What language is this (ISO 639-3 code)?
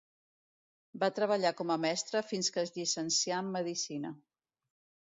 cat